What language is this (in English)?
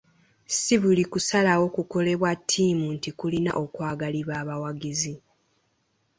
Ganda